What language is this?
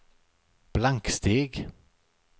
Swedish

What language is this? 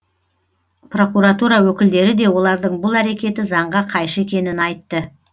Kazakh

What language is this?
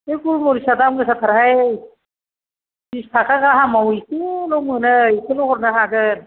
Bodo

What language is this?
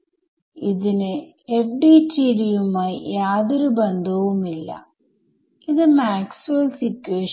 Malayalam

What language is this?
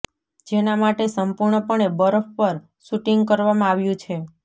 Gujarati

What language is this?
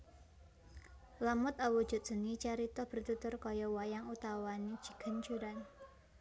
Javanese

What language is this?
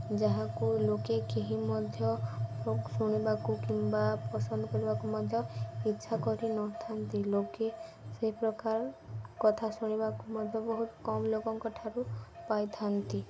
Odia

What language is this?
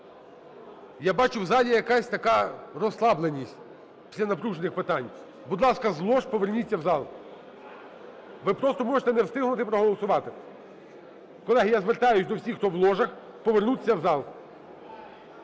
Ukrainian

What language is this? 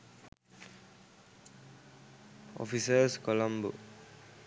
Sinhala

